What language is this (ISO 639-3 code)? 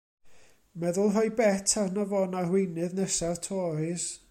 cym